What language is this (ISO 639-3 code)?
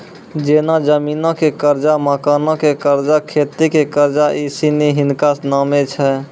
mai